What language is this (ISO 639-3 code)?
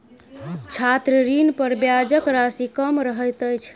mai